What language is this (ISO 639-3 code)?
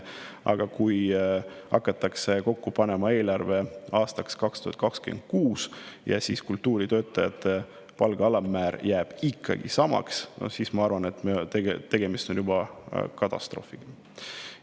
est